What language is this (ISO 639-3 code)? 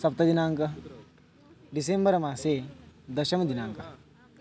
san